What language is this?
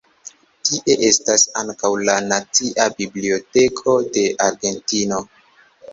Esperanto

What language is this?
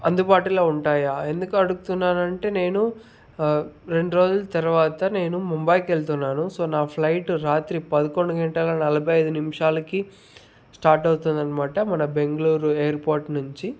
Telugu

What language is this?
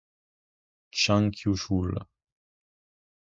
Italian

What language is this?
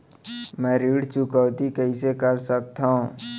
Chhattisgarhi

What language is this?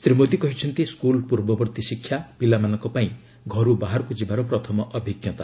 Odia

